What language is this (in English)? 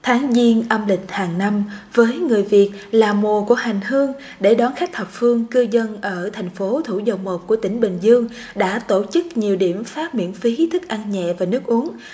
Vietnamese